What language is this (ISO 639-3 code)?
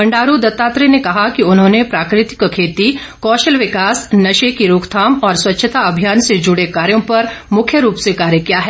hin